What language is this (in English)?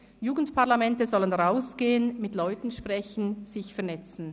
Swiss German